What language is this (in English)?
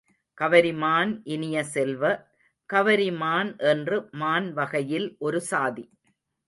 Tamil